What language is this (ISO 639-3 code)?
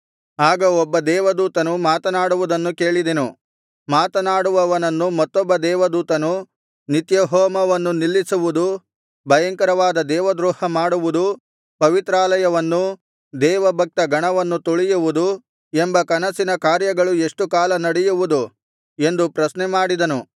kan